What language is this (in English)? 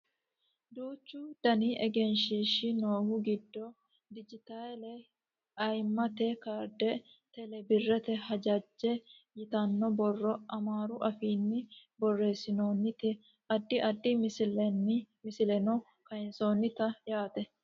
Sidamo